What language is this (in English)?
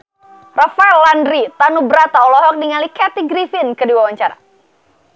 Sundanese